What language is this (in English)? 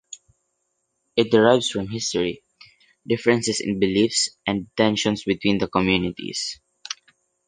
English